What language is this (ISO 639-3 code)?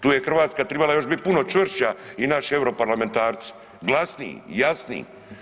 hrv